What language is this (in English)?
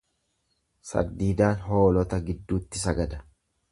Oromo